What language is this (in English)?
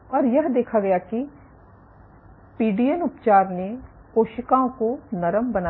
Hindi